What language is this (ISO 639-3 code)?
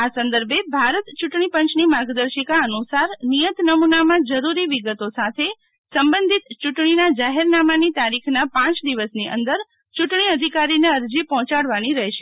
guj